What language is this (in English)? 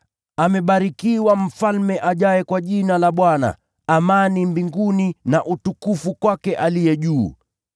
Swahili